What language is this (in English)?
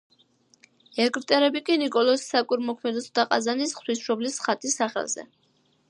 Georgian